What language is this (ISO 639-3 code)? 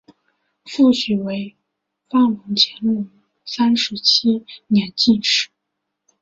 zho